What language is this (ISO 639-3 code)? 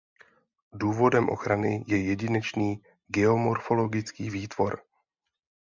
ces